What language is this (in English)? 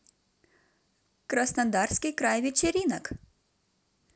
Russian